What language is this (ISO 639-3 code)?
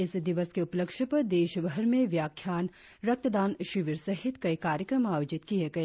hin